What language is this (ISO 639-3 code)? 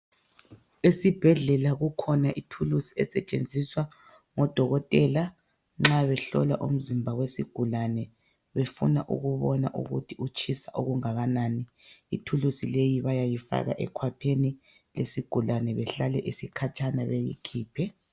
nde